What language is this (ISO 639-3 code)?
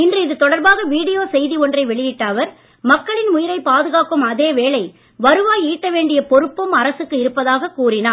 tam